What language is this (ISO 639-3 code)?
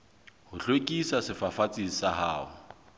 sot